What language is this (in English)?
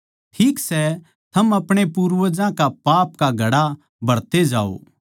Haryanvi